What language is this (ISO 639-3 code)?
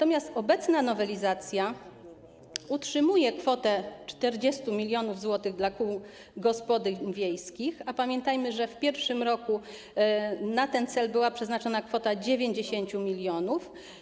pol